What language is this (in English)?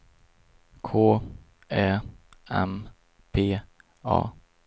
Swedish